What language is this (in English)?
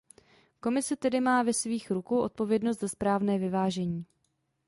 Czech